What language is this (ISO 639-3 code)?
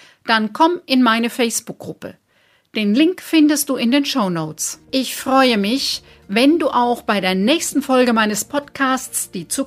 deu